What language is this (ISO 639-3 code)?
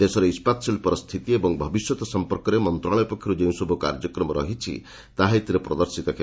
ori